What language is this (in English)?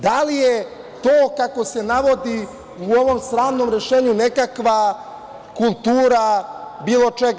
Serbian